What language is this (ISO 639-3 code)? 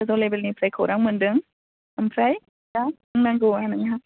brx